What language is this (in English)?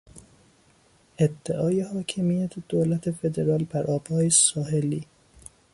Persian